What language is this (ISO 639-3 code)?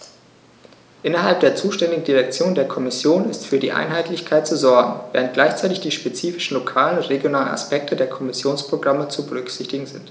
deu